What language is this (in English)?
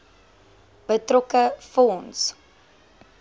Afrikaans